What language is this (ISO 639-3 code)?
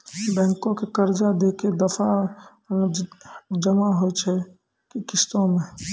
mai